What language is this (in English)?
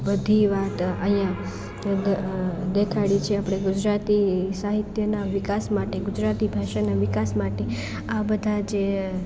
Gujarati